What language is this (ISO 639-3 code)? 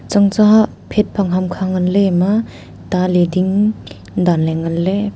nnp